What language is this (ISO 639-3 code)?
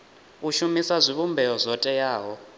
ven